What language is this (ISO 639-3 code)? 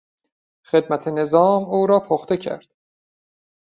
fas